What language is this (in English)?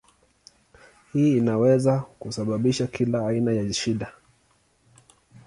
Swahili